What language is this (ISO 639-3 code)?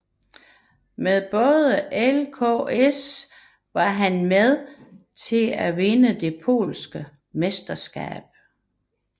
dan